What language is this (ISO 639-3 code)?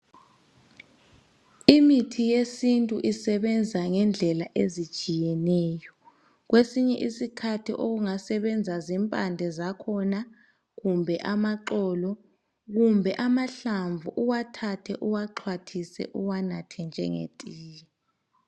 nde